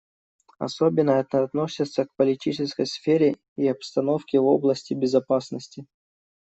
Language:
Russian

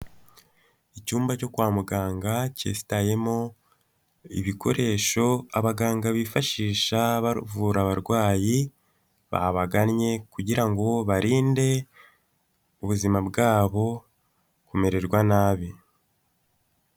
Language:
Kinyarwanda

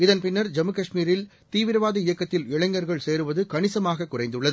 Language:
Tamil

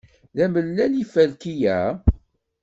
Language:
Kabyle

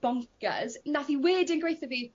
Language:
Welsh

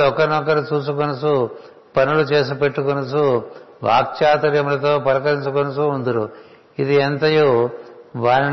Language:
Telugu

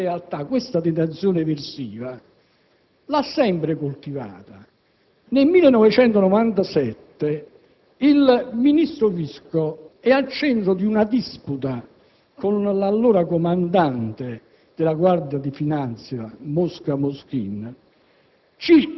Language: Italian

